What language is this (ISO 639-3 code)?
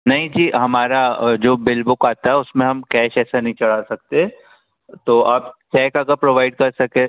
hin